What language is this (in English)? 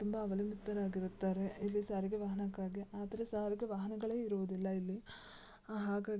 Kannada